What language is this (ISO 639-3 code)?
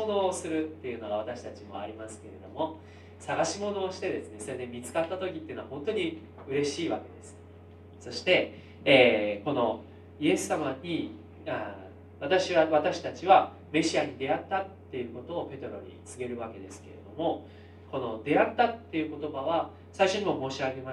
jpn